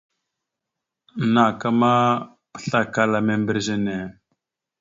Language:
Mada (Cameroon)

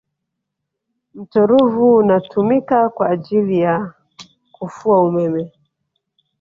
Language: Swahili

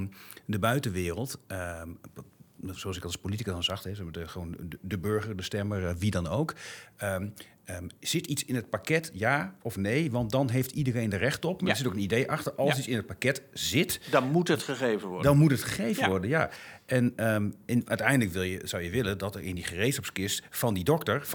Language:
Dutch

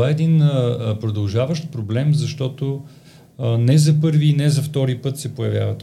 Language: Bulgarian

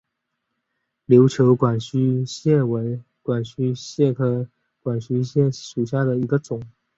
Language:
Chinese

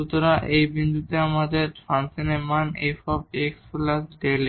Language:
Bangla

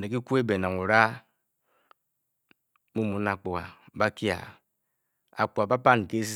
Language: Bokyi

